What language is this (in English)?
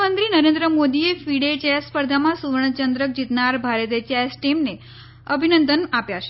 Gujarati